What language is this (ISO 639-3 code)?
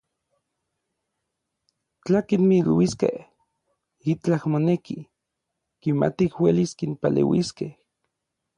nlv